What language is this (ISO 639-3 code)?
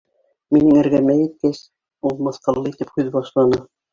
bak